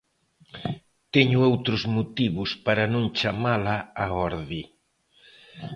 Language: Galician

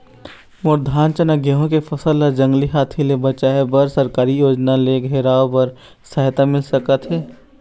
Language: Chhattisgarhi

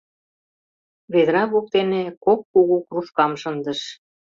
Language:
Mari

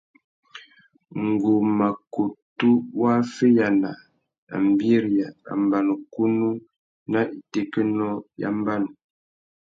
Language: Tuki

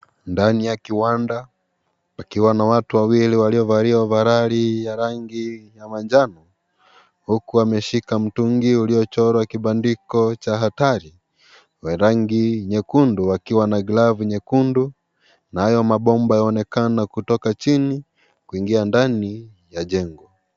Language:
Swahili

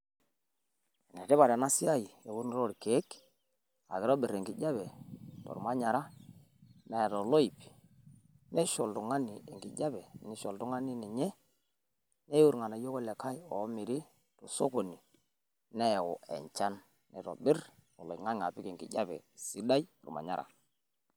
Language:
Masai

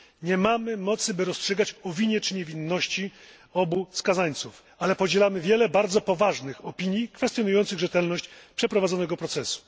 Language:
Polish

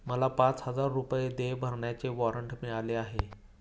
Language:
Marathi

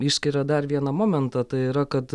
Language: Lithuanian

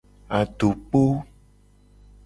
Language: Gen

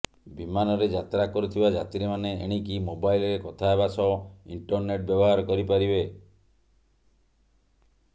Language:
Odia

